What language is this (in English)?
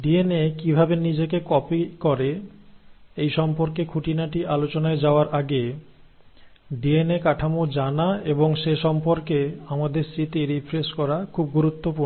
Bangla